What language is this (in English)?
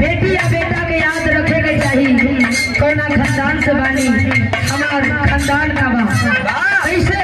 Arabic